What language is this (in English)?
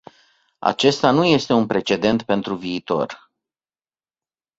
Romanian